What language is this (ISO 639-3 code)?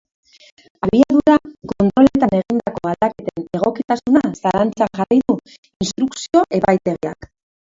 eus